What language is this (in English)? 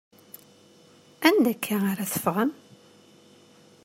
Kabyle